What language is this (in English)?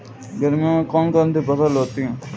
Hindi